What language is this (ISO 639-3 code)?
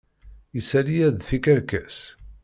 kab